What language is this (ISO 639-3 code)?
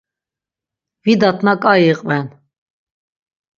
lzz